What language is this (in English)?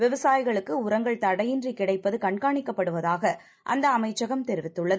Tamil